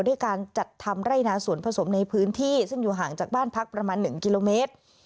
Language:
Thai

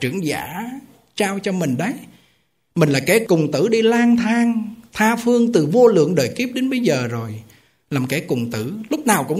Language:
Vietnamese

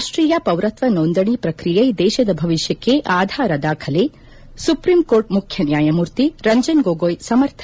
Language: Kannada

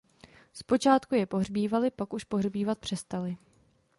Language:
Czech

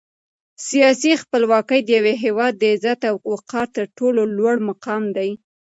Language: Pashto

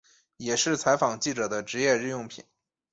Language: Chinese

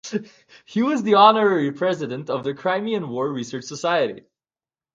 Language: English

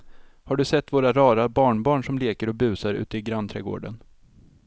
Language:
Swedish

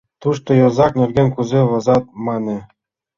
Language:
Mari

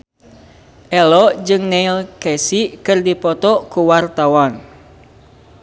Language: Sundanese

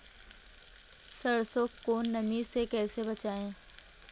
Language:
Hindi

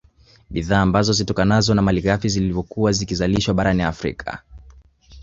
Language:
Swahili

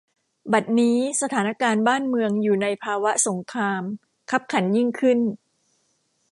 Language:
Thai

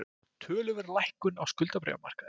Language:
Icelandic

